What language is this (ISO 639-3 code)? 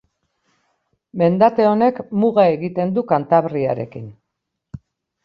eus